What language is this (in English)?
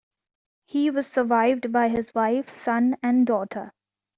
English